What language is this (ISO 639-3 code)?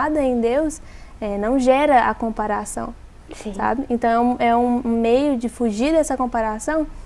por